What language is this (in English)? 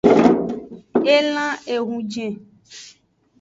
Aja (Benin)